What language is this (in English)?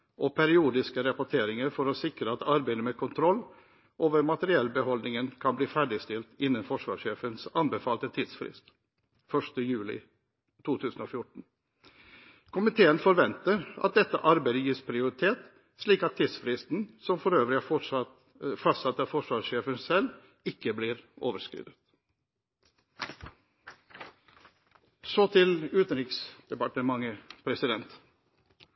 Norwegian Bokmål